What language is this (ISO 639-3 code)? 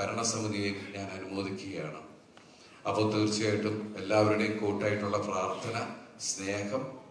mal